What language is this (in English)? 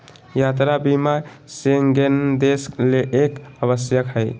Magahi